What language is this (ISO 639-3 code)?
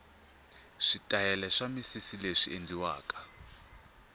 tso